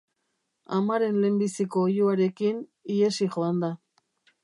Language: Basque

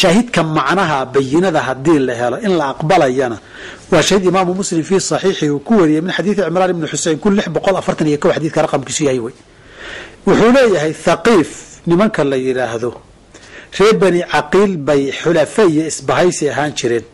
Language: Arabic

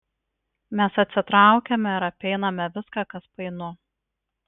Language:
Lithuanian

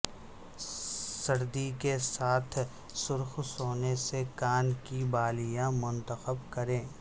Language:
Urdu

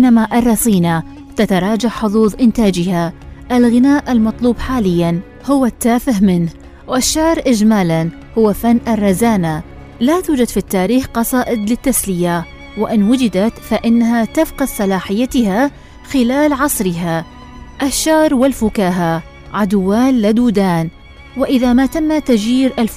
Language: Arabic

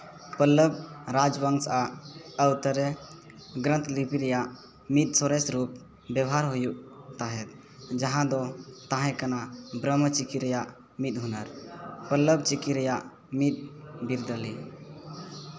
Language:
Santali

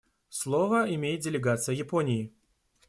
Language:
Russian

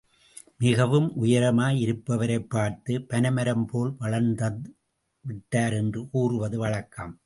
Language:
Tamil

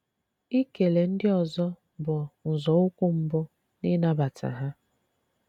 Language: Igbo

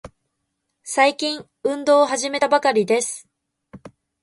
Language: Japanese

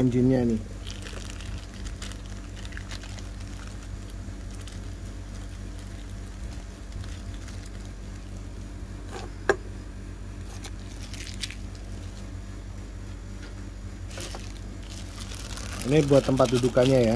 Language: Indonesian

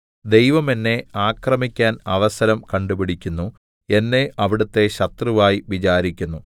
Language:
Malayalam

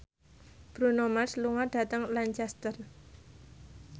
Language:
Javanese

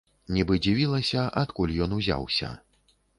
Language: Belarusian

